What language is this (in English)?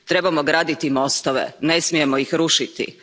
Croatian